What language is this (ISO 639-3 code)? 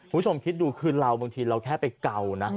tha